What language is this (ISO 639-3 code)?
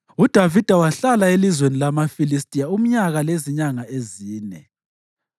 nde